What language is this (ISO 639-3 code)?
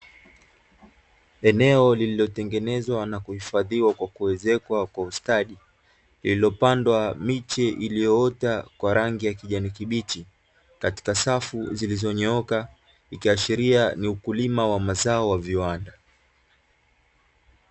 swa